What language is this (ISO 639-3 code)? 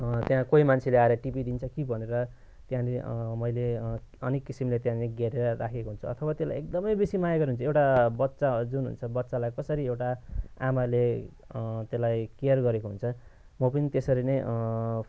nep